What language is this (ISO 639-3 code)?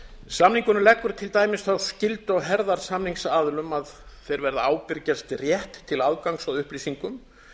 isl